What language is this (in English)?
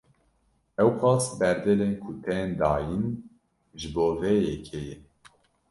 Kurdish